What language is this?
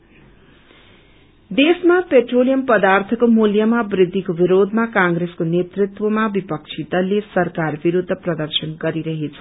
Nepali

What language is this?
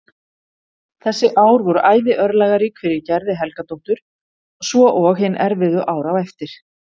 Icelandic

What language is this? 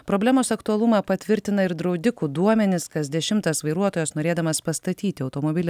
Lithuanian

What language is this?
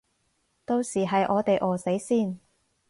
Cantonese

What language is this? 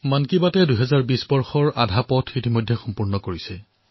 Assamese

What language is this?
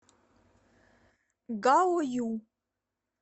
Russian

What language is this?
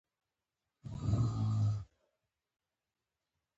Pashto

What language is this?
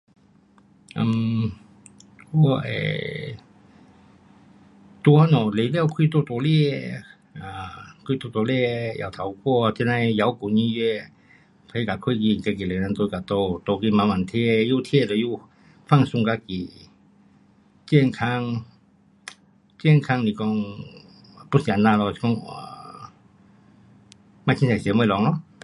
Pu-Xian Chinese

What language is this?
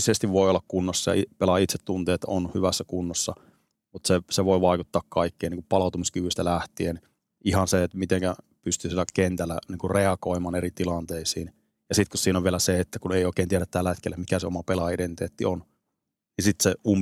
Finnish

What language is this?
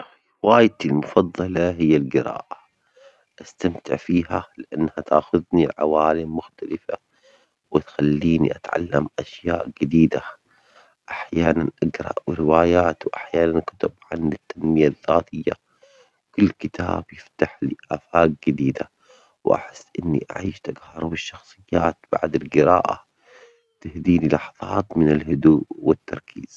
Omani Arabic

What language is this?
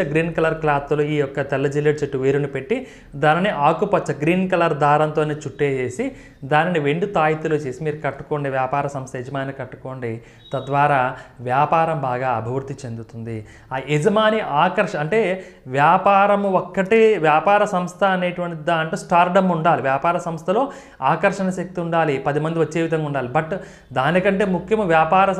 Hindi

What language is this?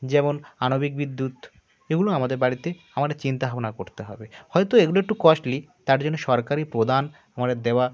Bangla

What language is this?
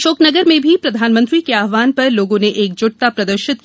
Hindi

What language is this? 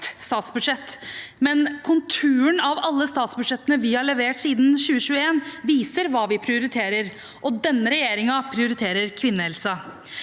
Norwegian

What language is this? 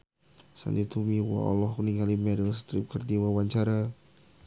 Sundanese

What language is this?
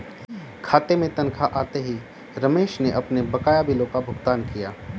Hindi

